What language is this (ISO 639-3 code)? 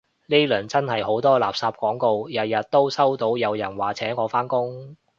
yue